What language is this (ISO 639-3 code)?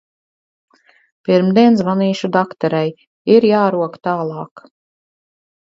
lav